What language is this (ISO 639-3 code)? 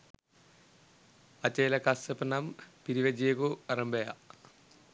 sin